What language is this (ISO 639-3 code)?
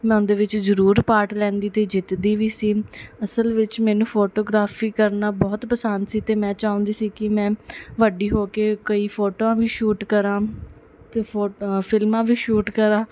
pan